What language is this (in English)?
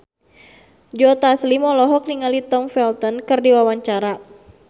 Sundanese